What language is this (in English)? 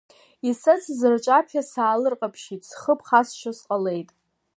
Abkhazian